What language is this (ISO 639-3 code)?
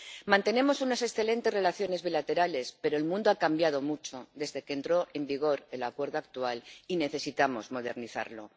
spa